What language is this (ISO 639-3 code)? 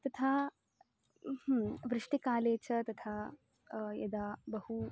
san